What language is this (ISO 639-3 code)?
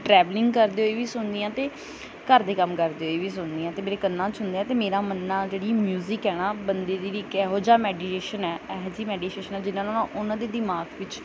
pan